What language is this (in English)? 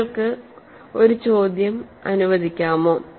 Malayalam